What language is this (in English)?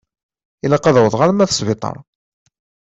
Kabyle